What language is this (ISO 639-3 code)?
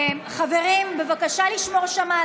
heb